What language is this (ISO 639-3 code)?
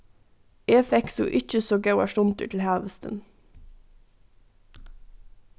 fao